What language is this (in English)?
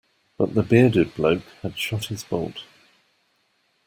English